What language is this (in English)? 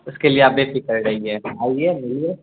Urdu